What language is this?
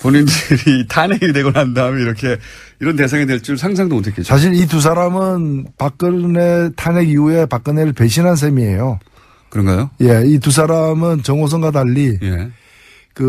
Korean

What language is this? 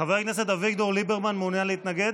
Hebrew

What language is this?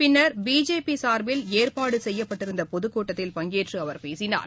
Tamil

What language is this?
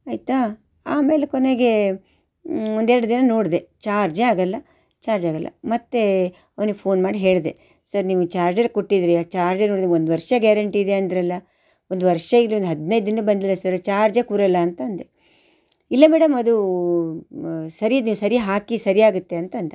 Kannada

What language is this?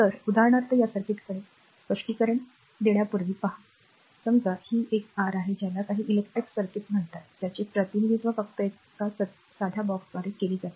Marathi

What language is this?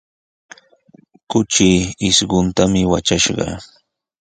Sihuas Ancash Quechua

